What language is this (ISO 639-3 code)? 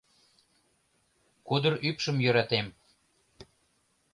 chm